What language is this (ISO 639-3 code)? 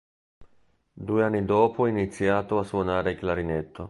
ita